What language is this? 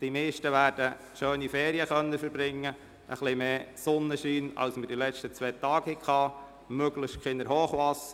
Swiss German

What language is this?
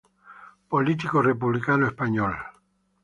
Spanish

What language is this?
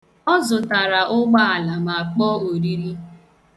Igbo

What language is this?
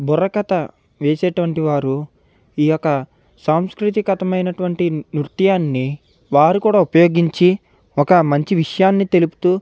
Telugu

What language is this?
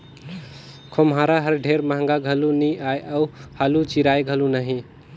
Chhattisgarhi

